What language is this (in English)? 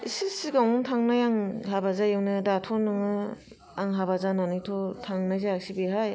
Bodo